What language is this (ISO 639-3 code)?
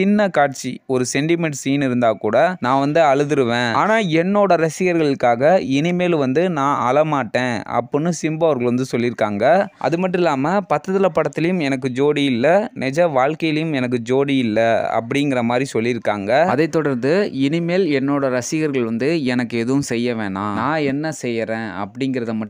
tur